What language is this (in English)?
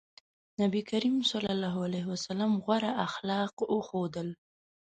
Pashto